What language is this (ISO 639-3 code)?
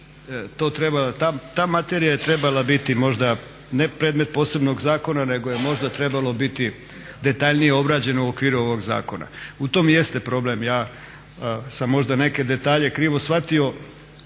hrv